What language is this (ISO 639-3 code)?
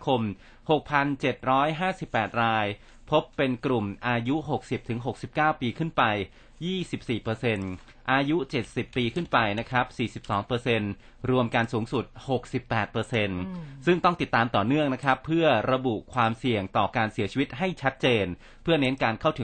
tha